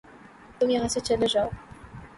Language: Urdu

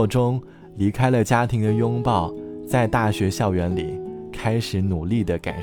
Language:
Chinese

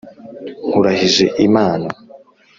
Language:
Kinyarwanda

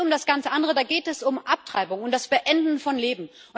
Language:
German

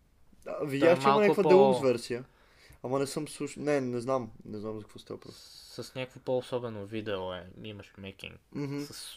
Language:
Bulgarian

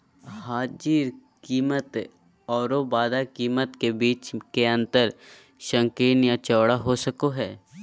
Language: Magahi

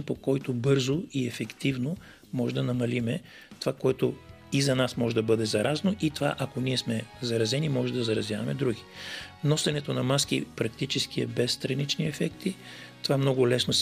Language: Bulgarian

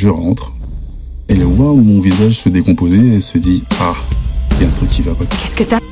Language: French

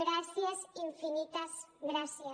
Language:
Catalan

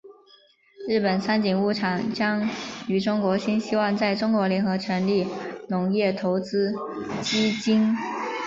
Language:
Chinese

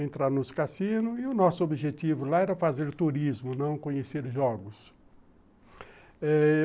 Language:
Portuguese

